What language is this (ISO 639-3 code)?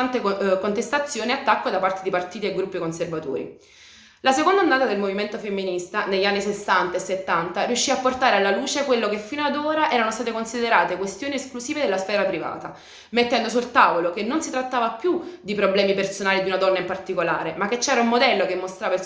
ita